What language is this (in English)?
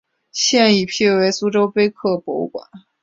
Chinese